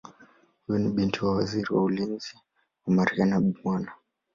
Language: Swahili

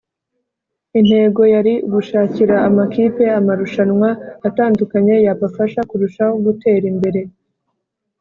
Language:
Kinyarwanda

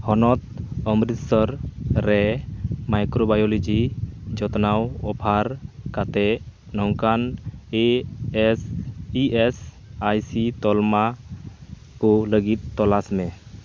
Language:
Santali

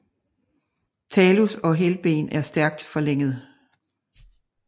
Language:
Danish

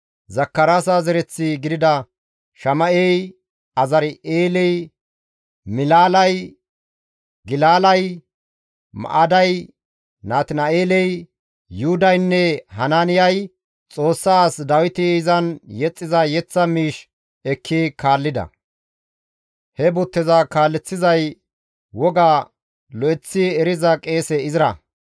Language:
Gamo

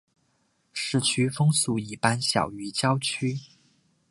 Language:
Chinese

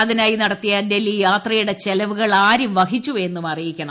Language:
Malayalam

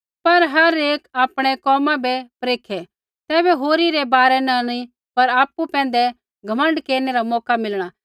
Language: Kullu Pahari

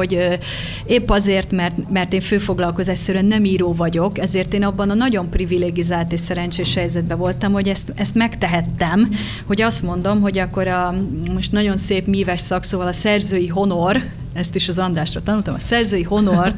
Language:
Hungarian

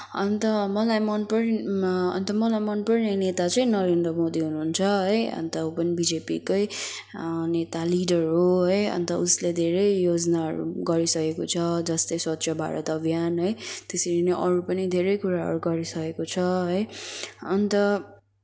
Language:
Nepali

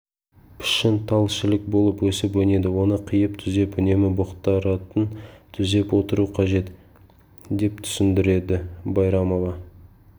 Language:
Kazakh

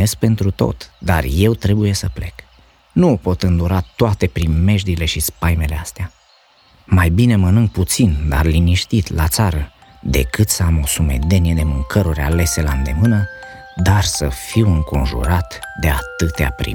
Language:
Romanian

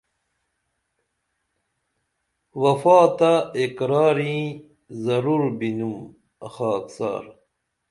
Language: Dameli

